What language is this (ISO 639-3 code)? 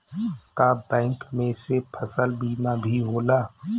bho